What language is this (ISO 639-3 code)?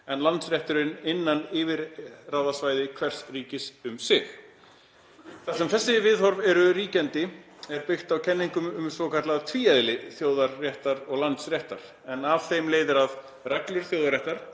isl